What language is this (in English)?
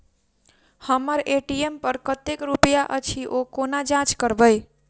Maithili